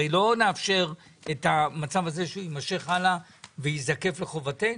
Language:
Hebrew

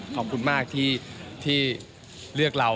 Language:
Thai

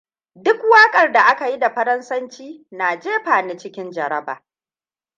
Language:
Hausa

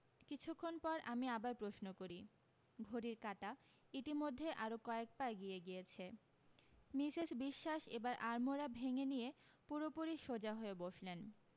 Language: Bangla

